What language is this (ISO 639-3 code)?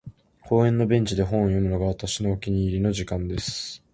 jpn